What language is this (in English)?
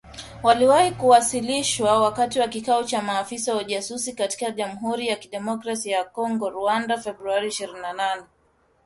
Swahili